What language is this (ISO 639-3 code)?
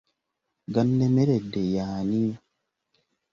lug